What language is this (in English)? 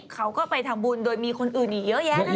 Thai